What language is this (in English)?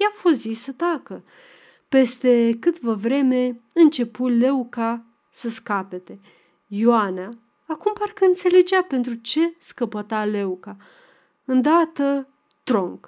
Romanian